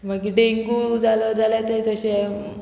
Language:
Konkani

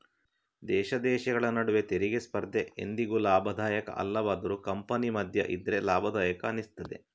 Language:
Kannada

